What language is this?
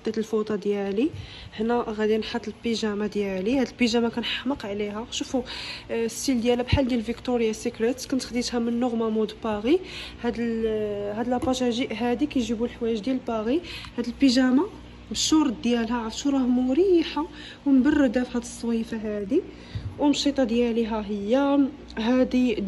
Arabic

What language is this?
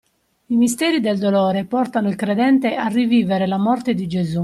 Italian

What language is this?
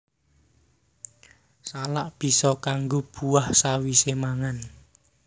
Javanese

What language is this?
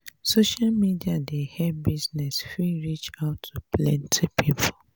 Nigerian Pidgin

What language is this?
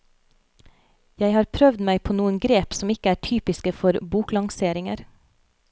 Norwegian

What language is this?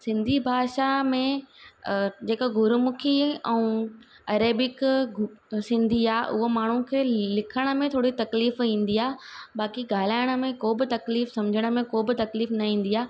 Sindhi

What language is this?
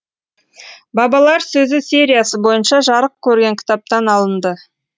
Kazakh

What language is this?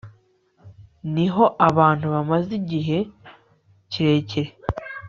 Kinyarwanda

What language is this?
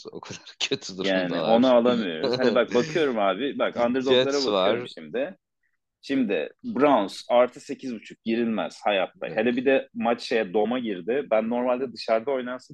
Turkish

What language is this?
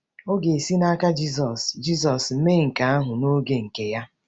Igbo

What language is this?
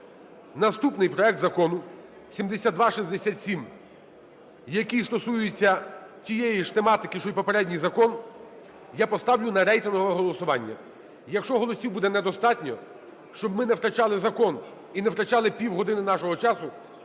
Ukrainian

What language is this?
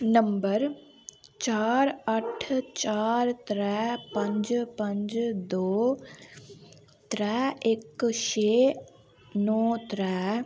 Dogri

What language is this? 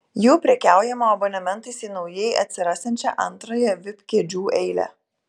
Lithuanian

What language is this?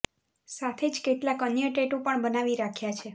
Gujarati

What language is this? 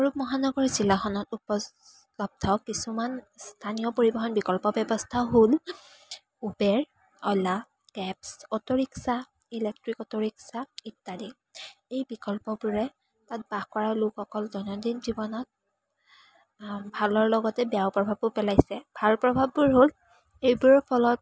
Assamese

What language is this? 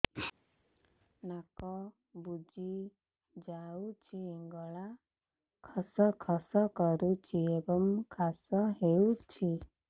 Odia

